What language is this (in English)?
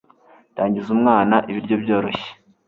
Kinyarwanda